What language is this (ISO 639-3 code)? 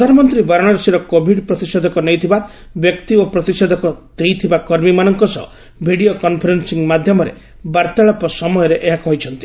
ori